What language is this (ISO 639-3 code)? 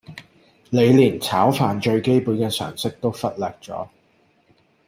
yue